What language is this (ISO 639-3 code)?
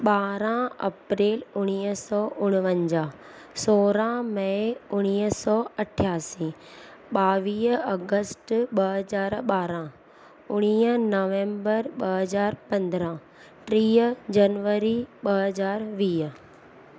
snd